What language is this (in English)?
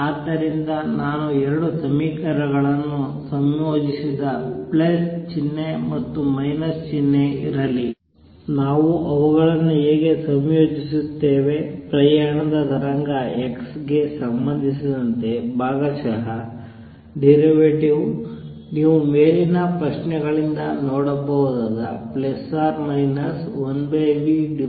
Kannada